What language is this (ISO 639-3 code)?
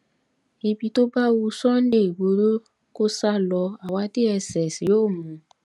yor